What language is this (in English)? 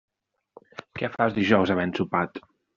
Catalan